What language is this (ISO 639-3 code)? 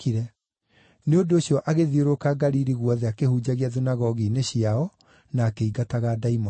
kik